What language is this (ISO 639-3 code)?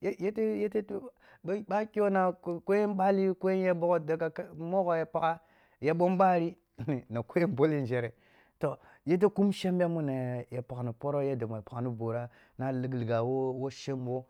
bbu